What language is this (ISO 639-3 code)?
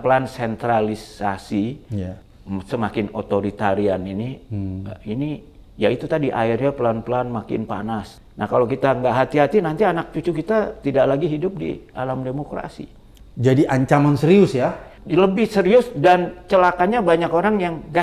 ind